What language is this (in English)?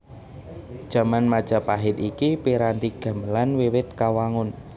Javanese